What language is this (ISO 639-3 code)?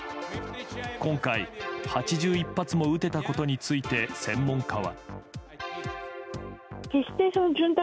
jpn